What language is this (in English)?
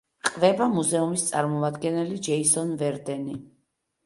Georgian